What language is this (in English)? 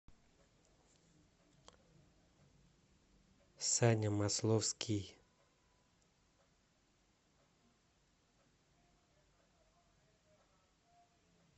Russian